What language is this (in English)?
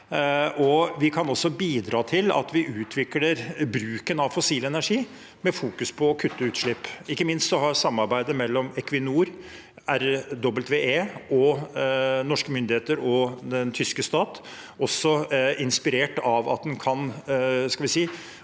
Norwegian